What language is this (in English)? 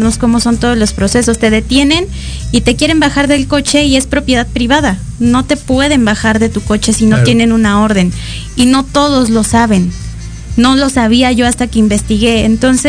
Spanish